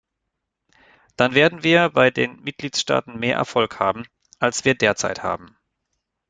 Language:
German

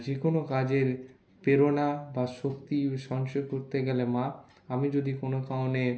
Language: Bangla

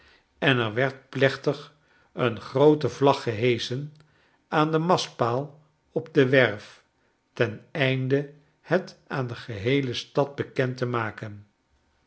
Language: Dutch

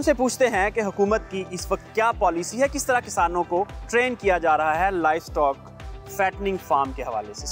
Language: Hindi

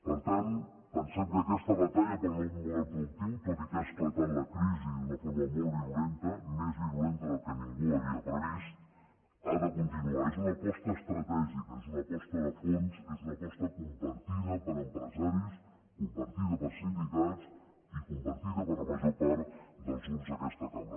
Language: Catalan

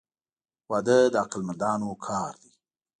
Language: Pashto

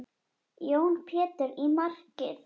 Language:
Icelandic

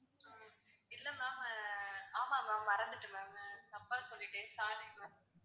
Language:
Tamil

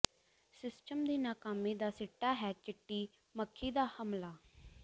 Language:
Punjabi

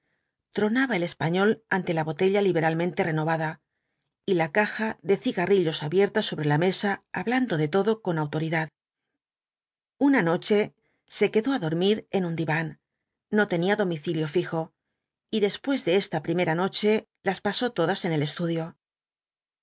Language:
Spanish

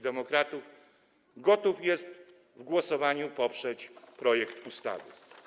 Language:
Polish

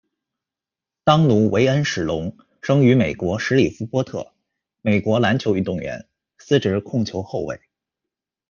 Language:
Chinese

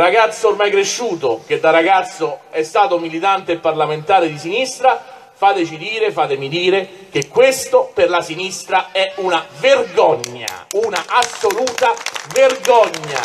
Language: Italian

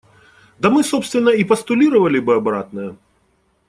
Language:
Russian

